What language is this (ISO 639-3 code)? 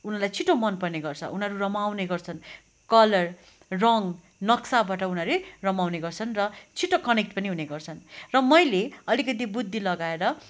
nep